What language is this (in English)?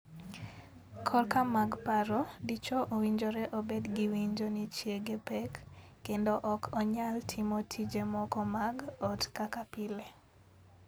Luo (Kenya and Tanzania)